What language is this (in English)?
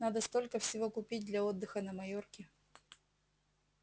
Russian